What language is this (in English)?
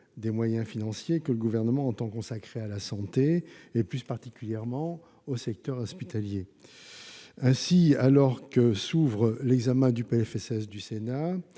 French